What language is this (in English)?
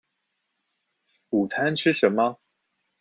Chinese